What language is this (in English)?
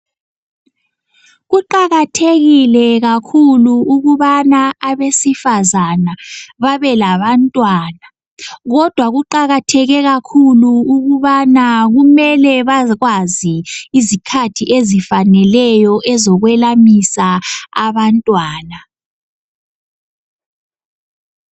North Ndebele